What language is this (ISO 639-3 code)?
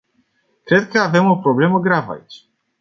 ron